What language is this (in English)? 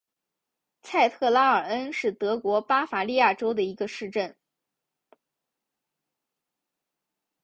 Chinese